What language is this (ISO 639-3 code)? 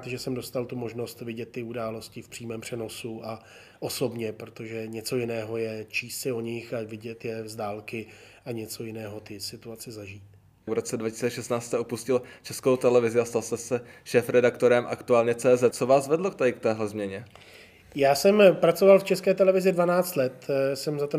ces